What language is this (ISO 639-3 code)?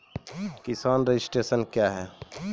mai